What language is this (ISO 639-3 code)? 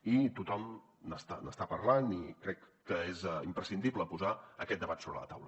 cat